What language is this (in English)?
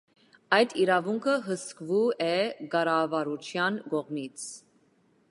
Armenian